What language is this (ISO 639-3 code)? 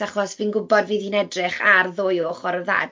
cym